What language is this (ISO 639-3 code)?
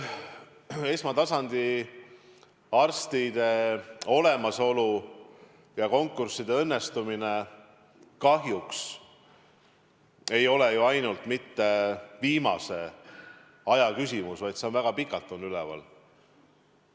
est